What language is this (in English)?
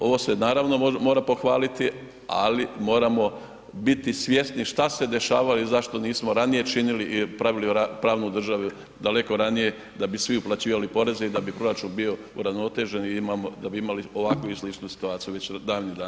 Croatian